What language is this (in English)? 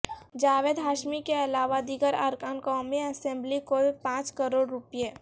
Urdu